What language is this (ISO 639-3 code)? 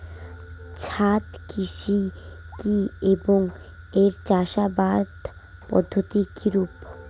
ben